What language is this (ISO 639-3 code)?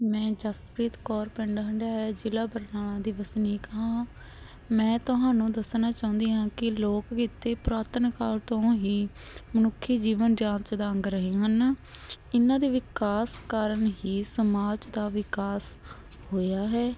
pan